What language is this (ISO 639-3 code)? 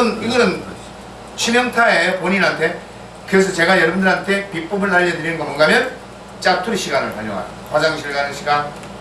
kor